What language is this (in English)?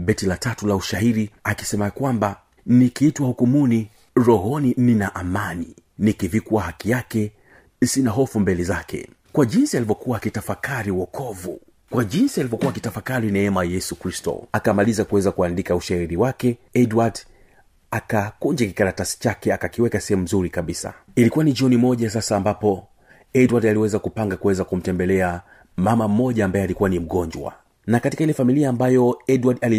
Swahili